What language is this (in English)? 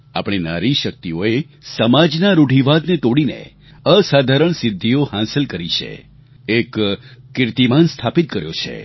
Gujarati